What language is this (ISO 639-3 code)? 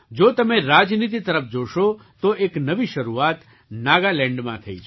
guj